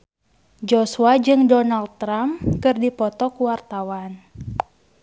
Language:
Sundanese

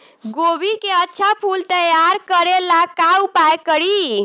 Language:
Bhojpuri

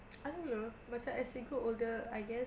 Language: English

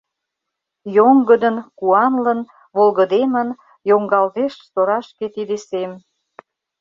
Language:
Mari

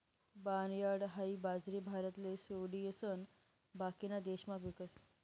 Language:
Marathi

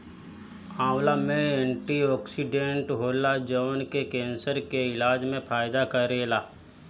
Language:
Bhojpuri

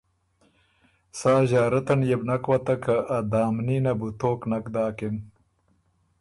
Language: Ormuri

